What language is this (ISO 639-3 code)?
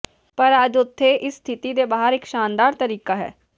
pan